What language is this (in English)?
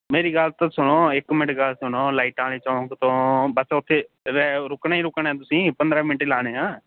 Punjabi